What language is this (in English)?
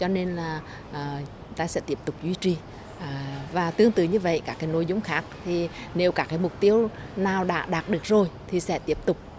Vietnamese